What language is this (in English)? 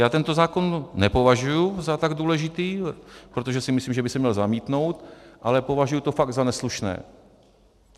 Czech